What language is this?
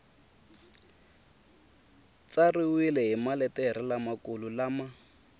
Tsonga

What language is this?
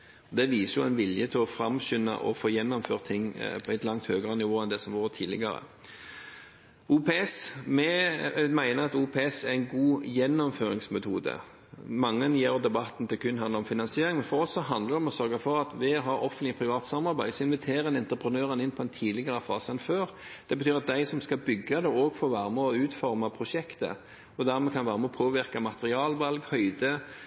Norwegian Bokmål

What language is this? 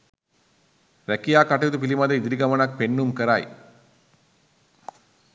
Sinhala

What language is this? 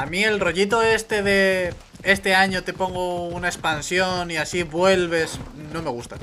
Spanish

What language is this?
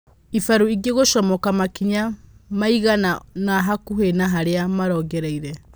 Kikuyu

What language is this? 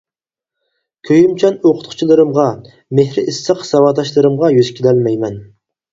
Uyghur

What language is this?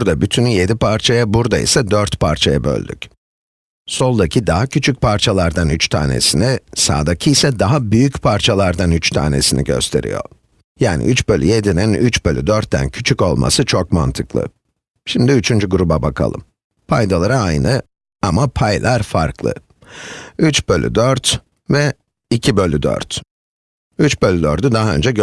Turkish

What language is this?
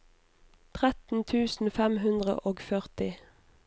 Norwegian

